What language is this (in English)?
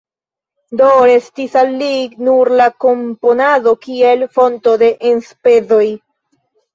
Esperanto